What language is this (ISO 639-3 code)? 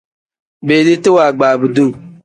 kdh